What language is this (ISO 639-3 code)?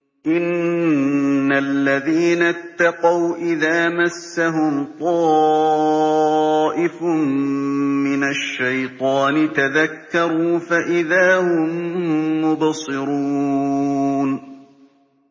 ara